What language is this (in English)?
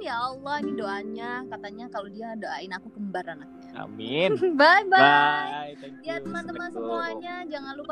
Indonesian